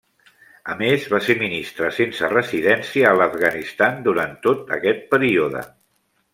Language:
Catalan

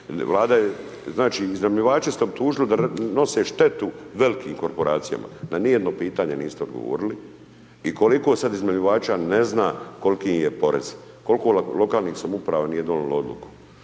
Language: Croatian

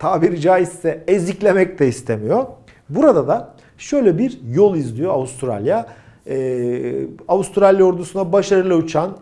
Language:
Turkish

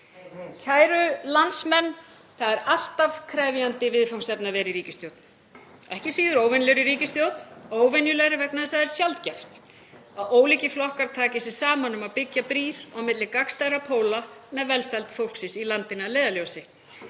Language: Icelandic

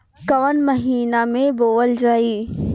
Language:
Bhojpuri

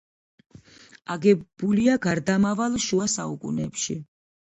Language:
Georgian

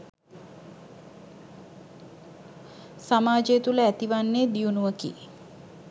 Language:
Sinhala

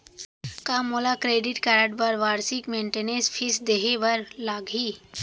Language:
Chhattisgarhi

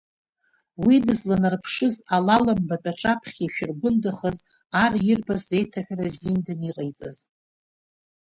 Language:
Abkhazian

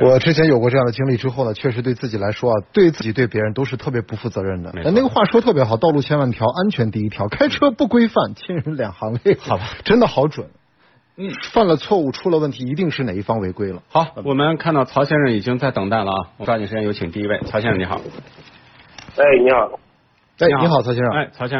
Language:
Chinese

